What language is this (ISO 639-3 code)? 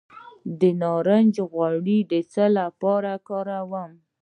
pus